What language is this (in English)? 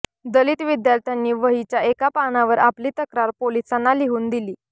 Marathi